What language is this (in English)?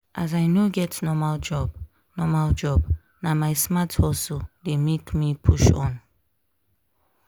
Nigerian Pidgin